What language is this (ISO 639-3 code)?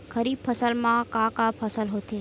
hne